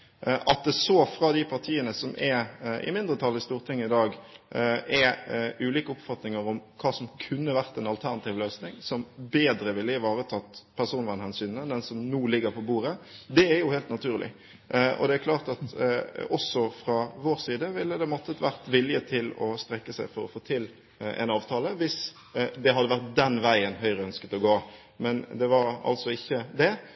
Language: Norwegian Bokmål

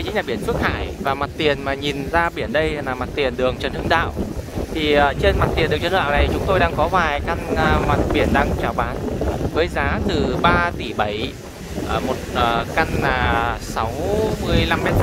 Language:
Vietnamese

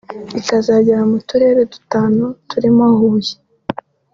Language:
Kinyarwanda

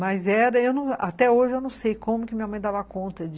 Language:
Portuguese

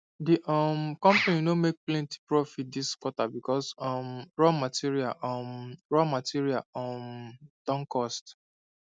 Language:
Nigerian Pidgin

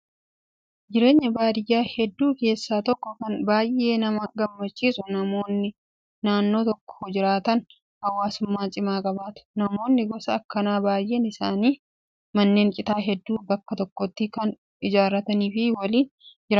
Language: Oromo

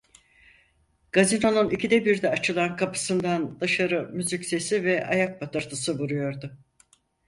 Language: Turkish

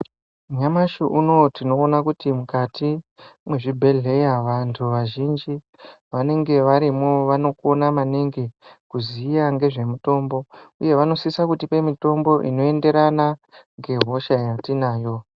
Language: Ndau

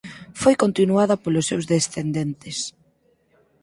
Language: Galician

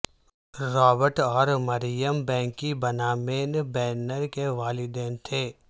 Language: Urdu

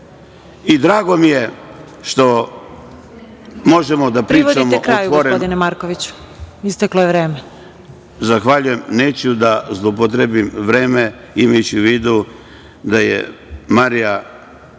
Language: Serbian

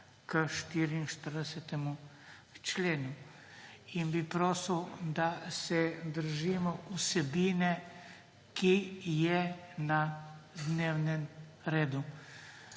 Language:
Slovenian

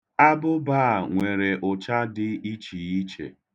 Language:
Igbo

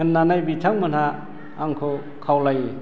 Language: Bodo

